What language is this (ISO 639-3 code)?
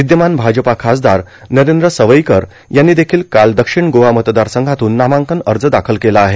mar